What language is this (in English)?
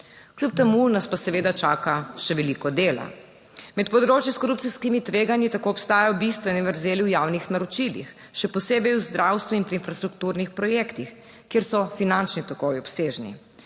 Slovenian